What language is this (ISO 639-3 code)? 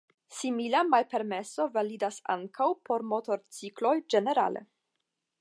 epo